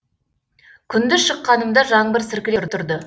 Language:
Kazakh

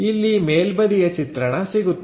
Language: Kannada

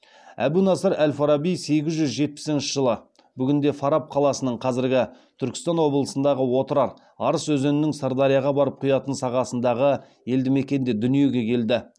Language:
Kazakh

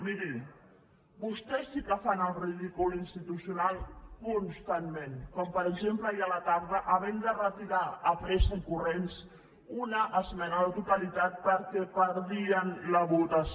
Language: Catalan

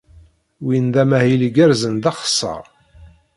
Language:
Kabyle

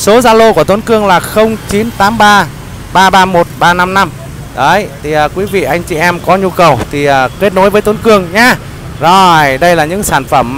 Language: Vietnamese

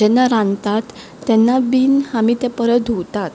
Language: Konkani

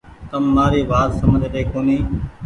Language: Goaria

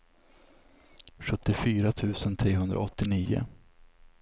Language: Swedish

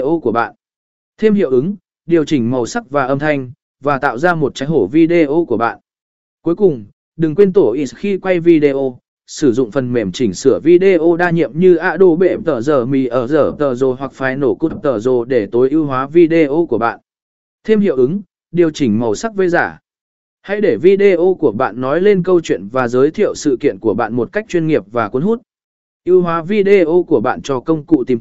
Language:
Vietnamese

